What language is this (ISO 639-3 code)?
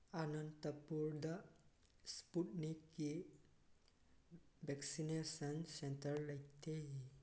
mni